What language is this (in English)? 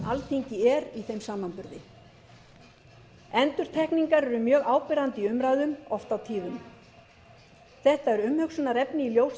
Icelandic